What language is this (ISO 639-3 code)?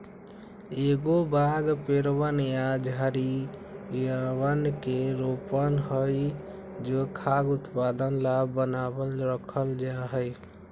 mag